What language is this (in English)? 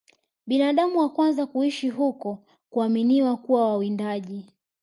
Swahili